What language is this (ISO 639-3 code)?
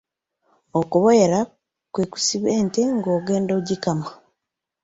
lug